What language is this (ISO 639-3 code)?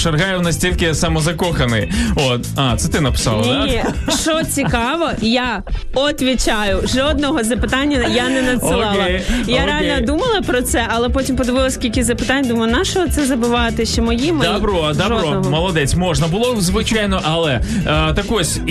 ukr